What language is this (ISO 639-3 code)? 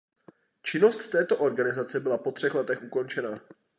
ces